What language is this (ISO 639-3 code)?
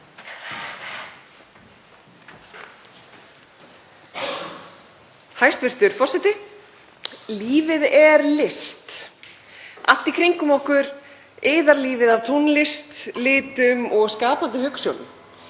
isl